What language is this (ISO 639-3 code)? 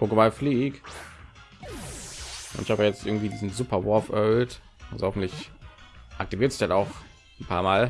deu